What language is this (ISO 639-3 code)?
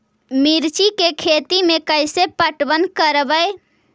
mag